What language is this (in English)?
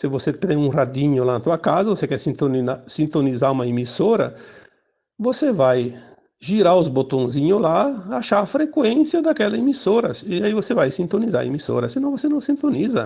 Portuguese